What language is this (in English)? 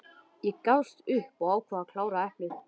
Icelandic